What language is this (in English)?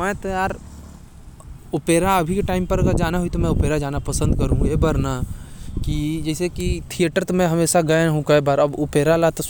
Korwa